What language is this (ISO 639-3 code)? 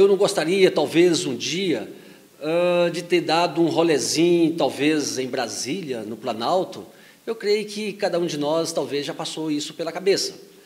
por